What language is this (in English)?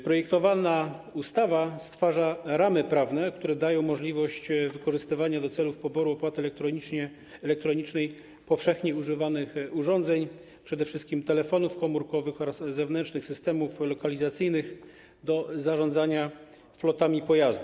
Polish